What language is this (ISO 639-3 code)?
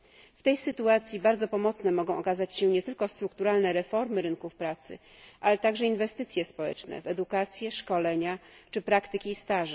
pol